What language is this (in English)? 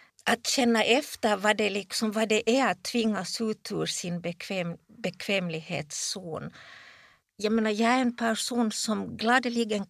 Swedish